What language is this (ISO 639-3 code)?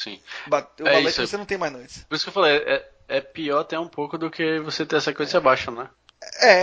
por